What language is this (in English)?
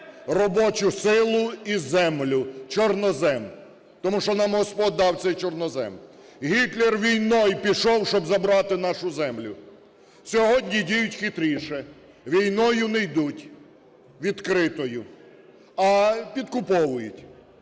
Ukrainian